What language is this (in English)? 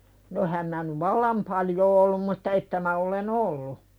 Finnish